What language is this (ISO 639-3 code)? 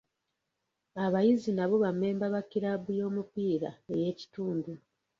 lug